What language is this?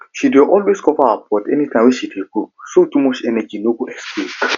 Nigerian Pidgin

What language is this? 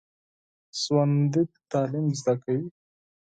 Pashto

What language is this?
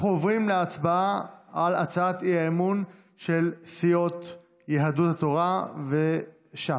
Hebrew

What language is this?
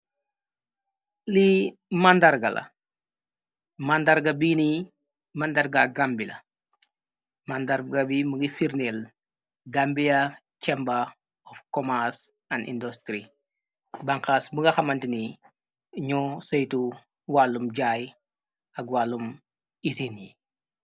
Wolof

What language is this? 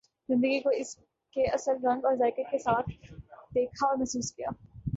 Urdu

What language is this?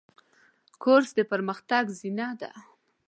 Pashto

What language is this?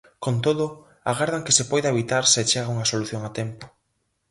Galician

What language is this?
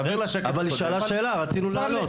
Hebrew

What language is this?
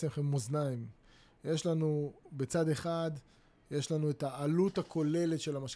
Hebrew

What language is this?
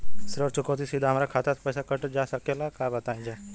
Bhojpuri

